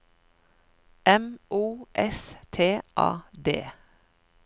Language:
Norwegian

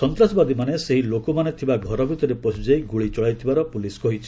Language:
Odia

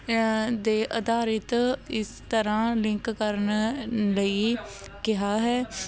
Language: Punjabi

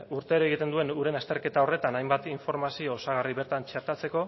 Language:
Basque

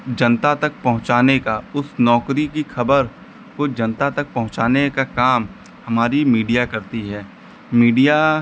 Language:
Hindi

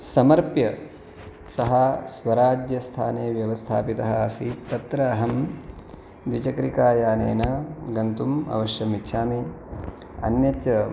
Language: Sanskrit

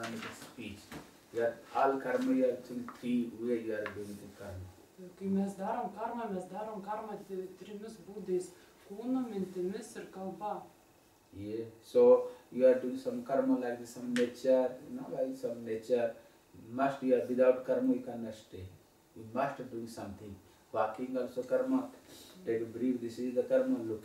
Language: Spanish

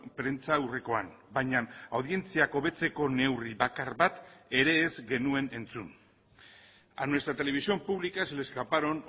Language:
Basque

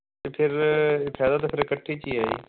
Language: Punjabi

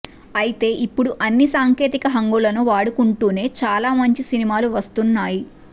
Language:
Telugu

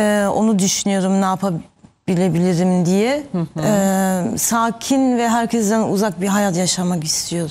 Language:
Turkish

